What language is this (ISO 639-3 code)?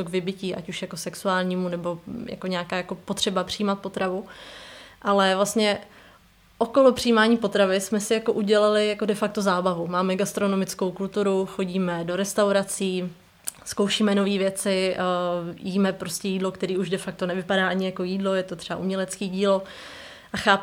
ces